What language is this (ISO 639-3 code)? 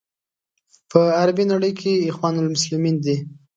pus